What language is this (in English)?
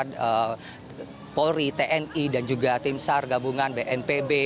Indonesian